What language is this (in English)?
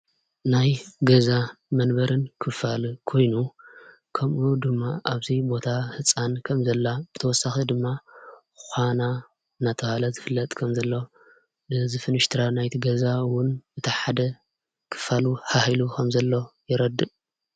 Tigrinya